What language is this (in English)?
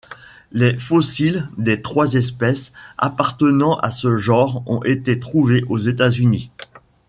French